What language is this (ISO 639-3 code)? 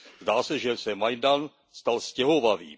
ces